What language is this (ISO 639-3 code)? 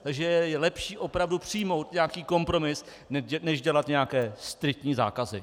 ces